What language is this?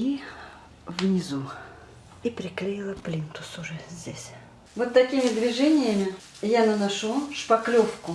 Russian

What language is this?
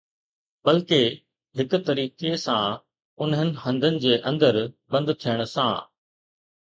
Sindhi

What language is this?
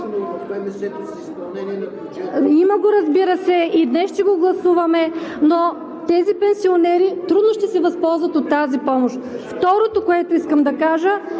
Bulgarian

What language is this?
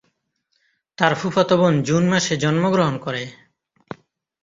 Bangla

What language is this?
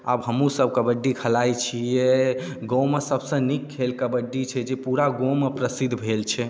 Maithili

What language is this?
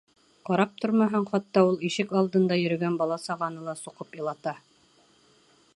Bashkir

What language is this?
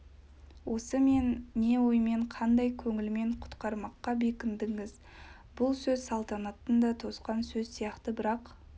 Kazakh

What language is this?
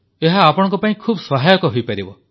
Odia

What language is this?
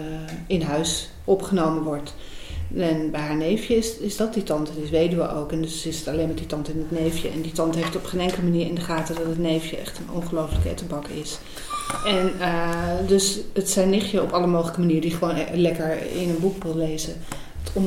Dutch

